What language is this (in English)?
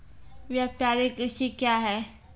Maithili